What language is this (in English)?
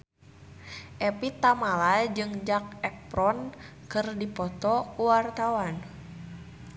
Sundanese